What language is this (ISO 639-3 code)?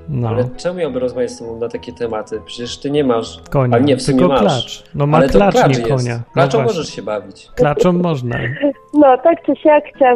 pol